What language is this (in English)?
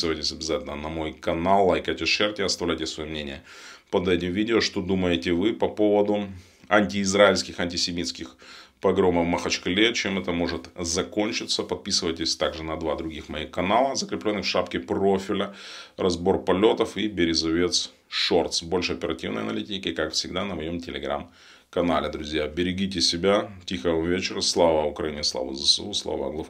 Russian